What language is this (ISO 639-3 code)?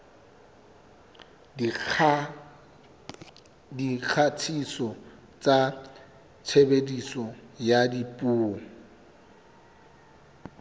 sot